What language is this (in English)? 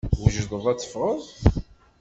Kabyle